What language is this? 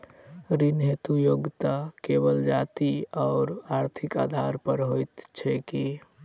Maithili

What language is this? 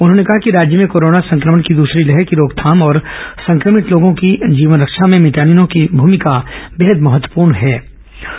Hindi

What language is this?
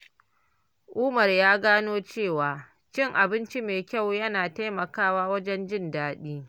Hausa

